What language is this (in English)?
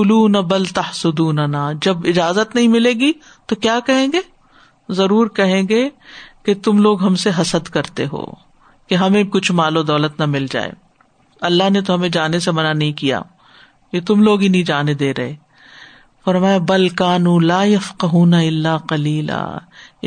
Urdu